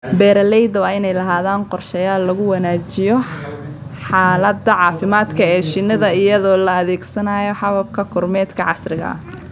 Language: Somali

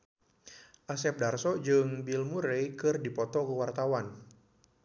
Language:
Sundanese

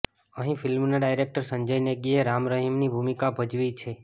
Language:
Gujarati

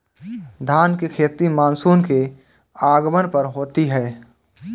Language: Hindi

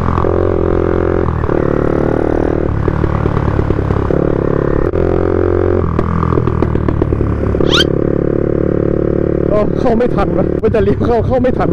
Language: Thai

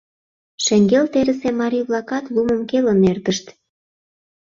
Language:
Mari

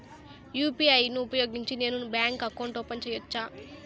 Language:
Telugu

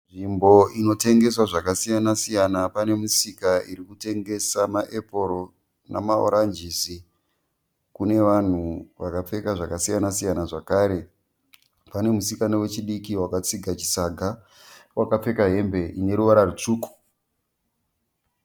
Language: Shona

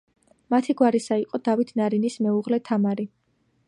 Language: Georgian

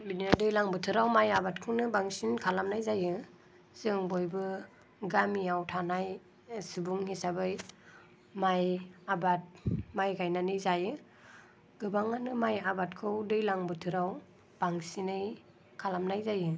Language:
Bodo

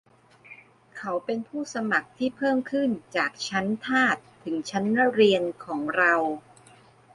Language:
Thai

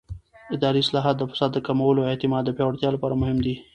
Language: Pashto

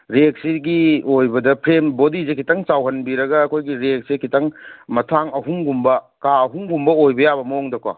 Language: Manipuri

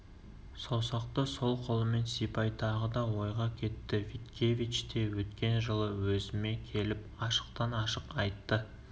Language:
Kazakh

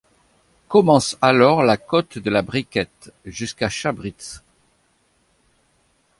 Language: French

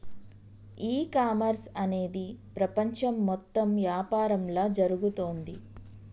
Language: Telugu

